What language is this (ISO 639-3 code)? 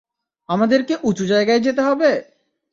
ben